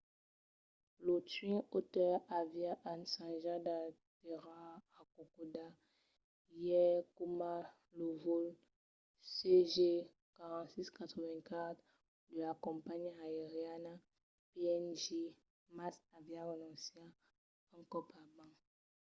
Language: Occitan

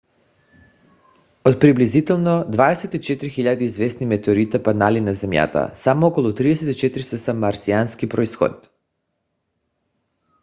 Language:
Bulgarian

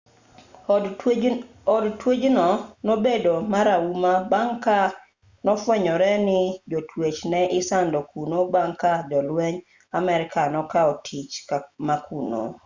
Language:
Luo (Kenya and Tanzania)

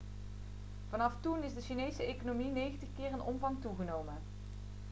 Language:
Dutch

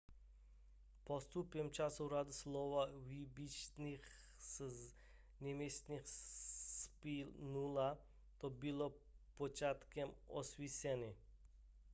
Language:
Czech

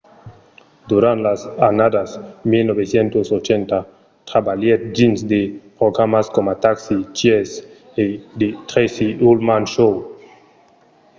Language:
Occitan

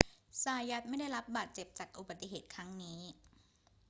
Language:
Thai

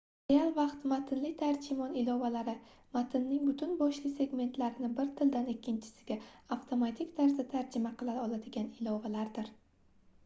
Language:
Uzbek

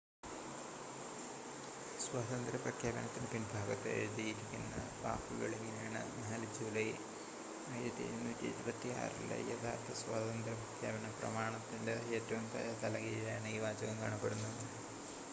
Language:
Malayalam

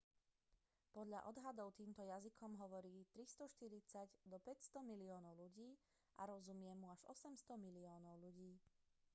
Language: Slovak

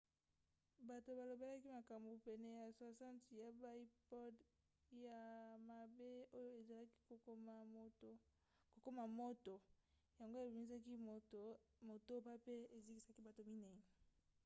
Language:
Lingala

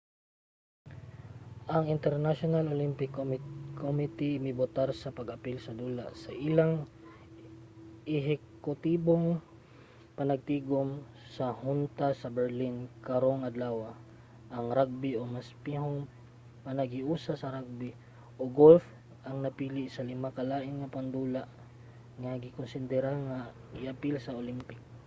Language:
Cebuano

